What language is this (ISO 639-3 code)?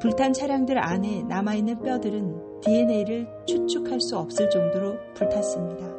kor